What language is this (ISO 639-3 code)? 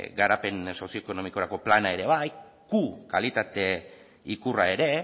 eus